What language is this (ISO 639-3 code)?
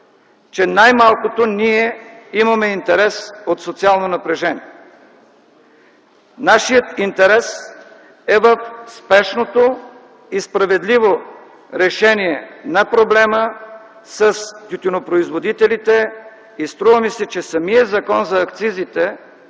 bul